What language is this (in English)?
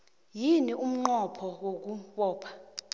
South Ndebele